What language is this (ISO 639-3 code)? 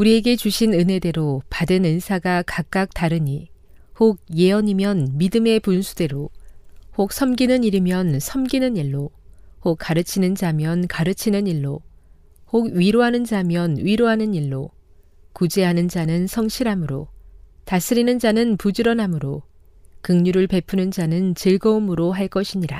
kor